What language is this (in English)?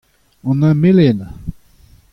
Breton